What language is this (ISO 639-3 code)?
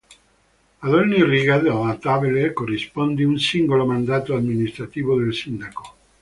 ita